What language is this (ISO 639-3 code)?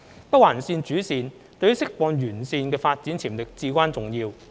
yue